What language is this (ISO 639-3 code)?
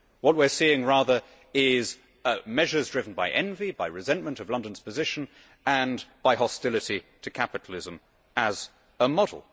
eng